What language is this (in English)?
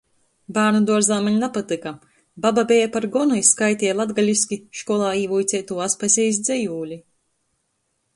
Latgalian